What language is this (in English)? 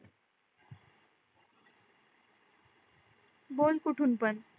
Marathi